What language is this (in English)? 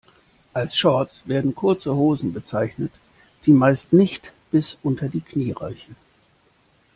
German